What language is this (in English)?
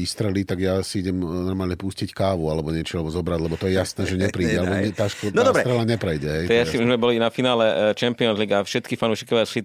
Slovak